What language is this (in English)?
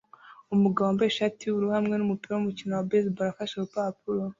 Kinyarwanda